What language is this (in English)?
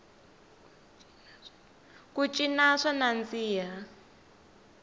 Tsonga